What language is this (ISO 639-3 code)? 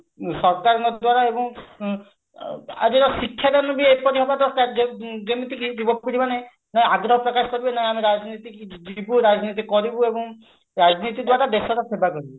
ori